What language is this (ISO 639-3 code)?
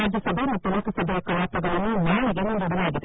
kan